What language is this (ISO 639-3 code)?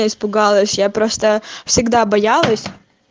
rus